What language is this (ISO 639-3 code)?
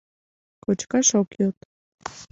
chm